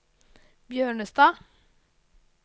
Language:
Norwegian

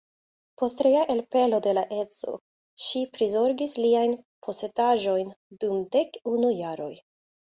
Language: Esperanto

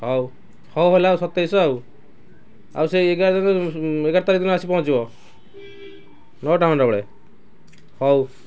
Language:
Odia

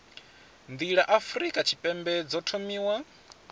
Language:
Venda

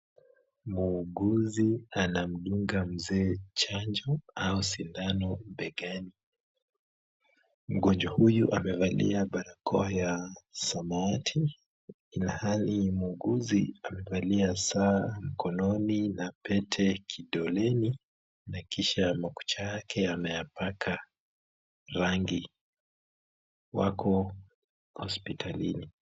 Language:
Swahili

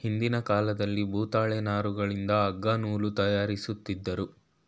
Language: Kannada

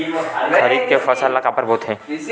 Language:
Chhattisgarhi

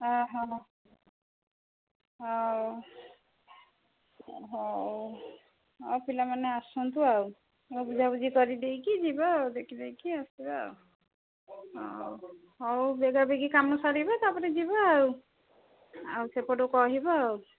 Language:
Odia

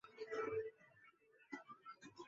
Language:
Bangla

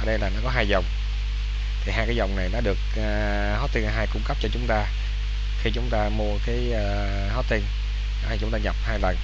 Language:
Vietnamese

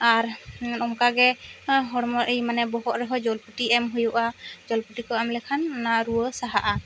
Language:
Santali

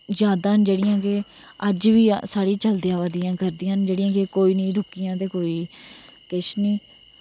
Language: Dogri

